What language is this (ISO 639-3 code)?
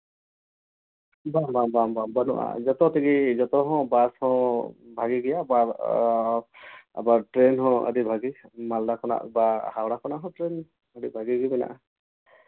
sat